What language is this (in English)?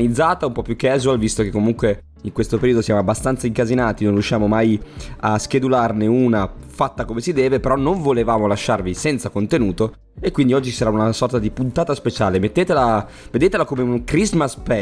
Italian